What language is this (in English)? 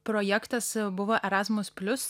Lithuanian